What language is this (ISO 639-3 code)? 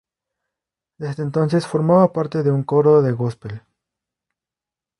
spa